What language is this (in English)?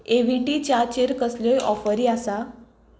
Konkani